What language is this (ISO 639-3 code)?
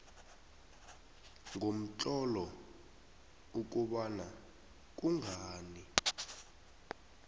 nbl